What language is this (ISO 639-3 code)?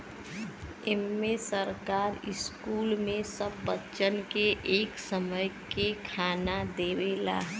bho